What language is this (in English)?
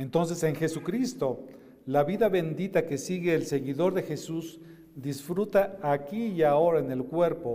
Spanish